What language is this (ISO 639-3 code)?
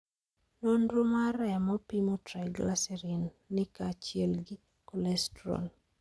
luo